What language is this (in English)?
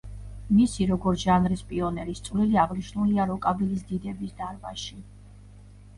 Georgian